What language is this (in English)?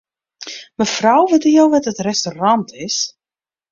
Western Frisian